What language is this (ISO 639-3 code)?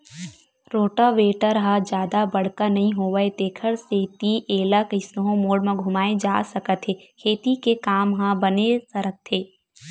hne